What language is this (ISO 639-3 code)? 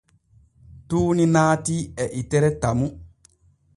fue